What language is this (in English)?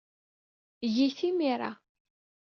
Kabyle